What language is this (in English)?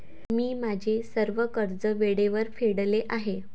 Marathi